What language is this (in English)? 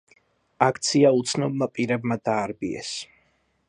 Georgian